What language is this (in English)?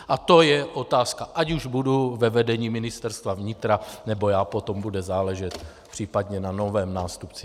Czech